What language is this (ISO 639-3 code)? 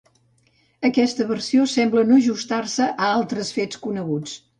cat